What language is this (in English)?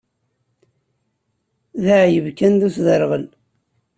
Kabyle